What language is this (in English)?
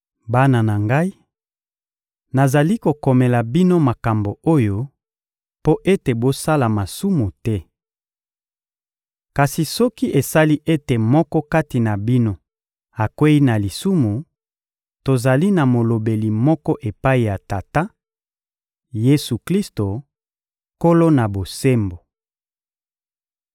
Lingala